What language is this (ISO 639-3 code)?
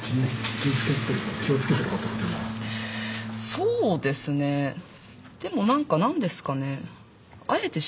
jpn